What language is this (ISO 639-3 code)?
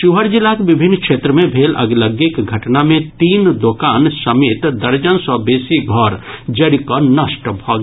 mai